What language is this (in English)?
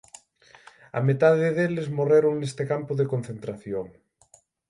Galician